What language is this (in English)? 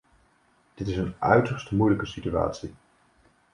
Dutch